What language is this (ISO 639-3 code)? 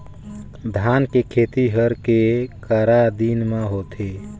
hne